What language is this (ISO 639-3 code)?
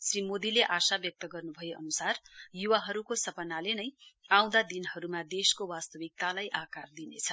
nep